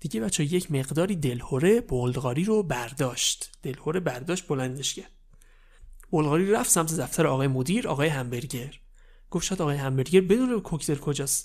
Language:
Persian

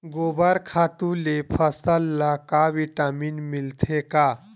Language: Chhattisgarhi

